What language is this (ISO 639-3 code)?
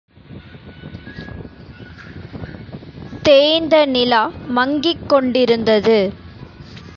tam